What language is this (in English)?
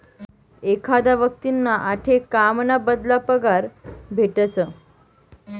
Marathi